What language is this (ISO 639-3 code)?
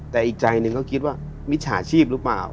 tha